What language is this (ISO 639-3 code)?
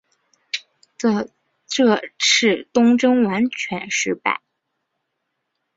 zho